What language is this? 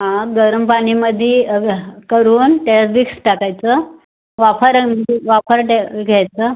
Marathi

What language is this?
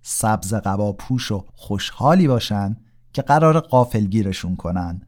Persian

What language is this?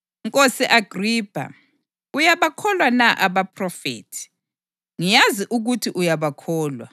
North Ndebele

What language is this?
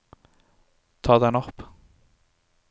Norwegian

